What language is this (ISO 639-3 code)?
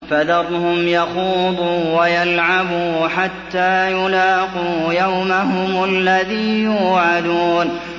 ara